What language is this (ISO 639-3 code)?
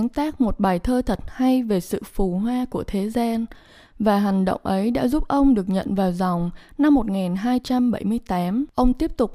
vie